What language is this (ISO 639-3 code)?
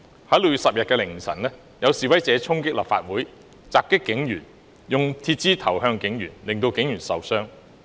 yue